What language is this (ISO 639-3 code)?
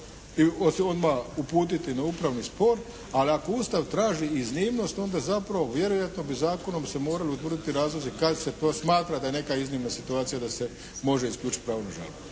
hrv